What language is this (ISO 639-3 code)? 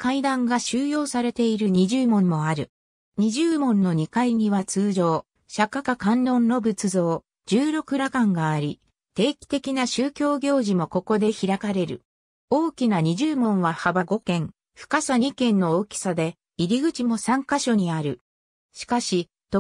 jpn